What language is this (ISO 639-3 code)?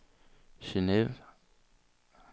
dan